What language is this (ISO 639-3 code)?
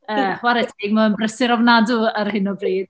cym